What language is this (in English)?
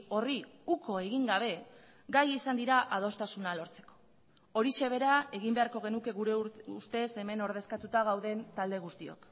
Basque